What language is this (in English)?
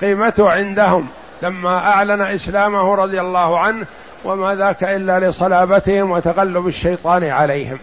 Arabic